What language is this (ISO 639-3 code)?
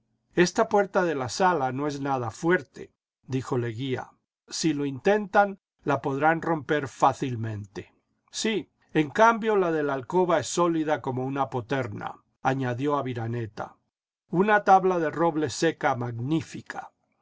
spa